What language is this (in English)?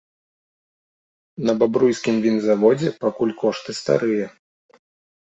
Belarusian